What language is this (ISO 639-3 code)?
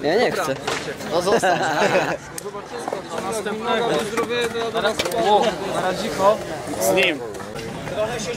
pol